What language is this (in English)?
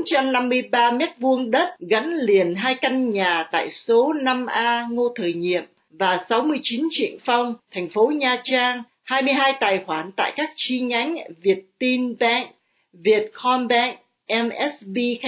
Vietnamese